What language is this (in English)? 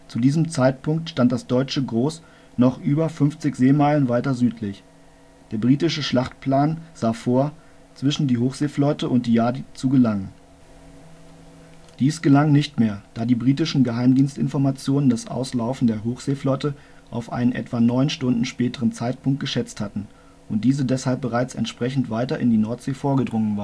German